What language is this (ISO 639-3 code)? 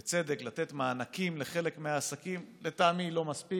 heb